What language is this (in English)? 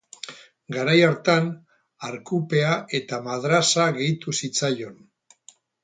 Basque